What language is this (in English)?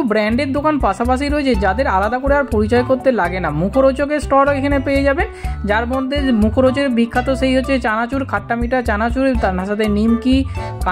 Bangla